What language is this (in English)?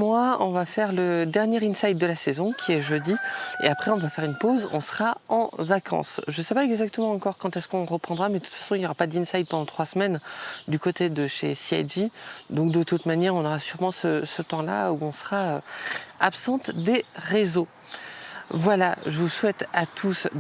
French